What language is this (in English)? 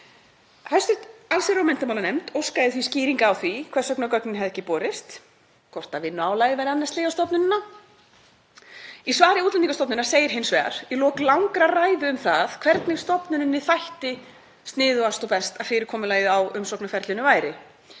Icelandic